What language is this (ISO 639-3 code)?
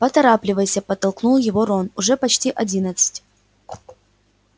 rus